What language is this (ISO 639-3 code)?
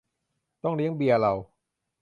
tha